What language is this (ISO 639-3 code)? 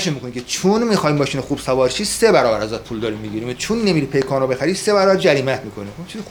fas